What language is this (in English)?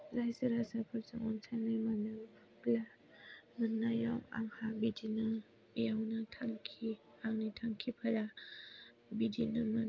Bodo